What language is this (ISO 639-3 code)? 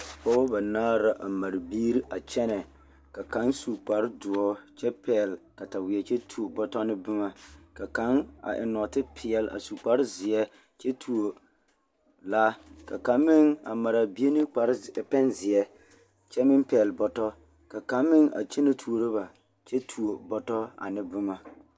dga